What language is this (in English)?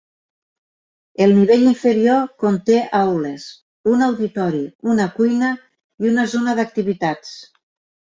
Catalan